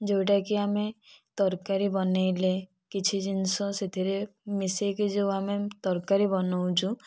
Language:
Odia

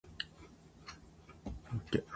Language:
Japanese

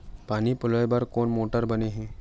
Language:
Chhattisgarhi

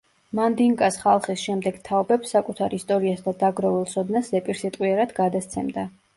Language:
Georgian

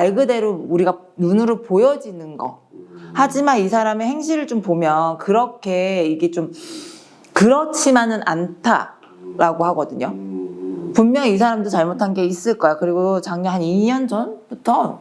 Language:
Korean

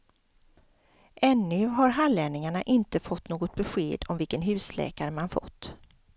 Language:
Swedish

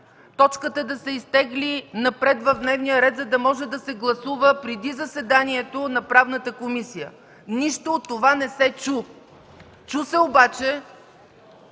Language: Bulgarian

